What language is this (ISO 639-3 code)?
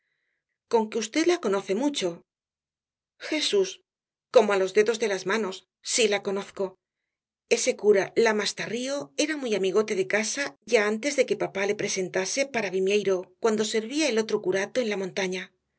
spa